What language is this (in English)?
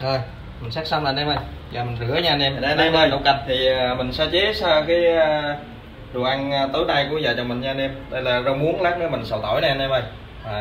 Vietnamese